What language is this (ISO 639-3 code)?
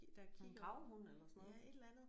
dan